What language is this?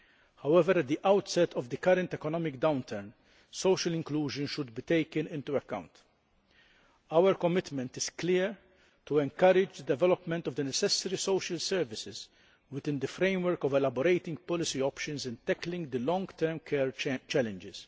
English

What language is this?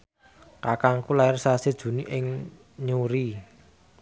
Javanese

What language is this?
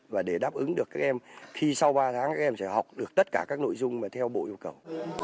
Vietnamese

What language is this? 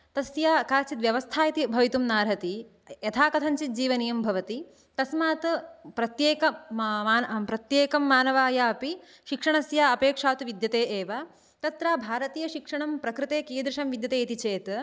Sanskrit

